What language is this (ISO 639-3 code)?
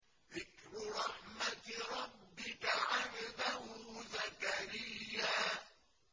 ara